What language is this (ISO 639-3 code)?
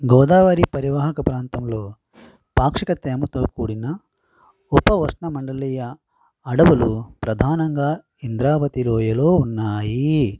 tel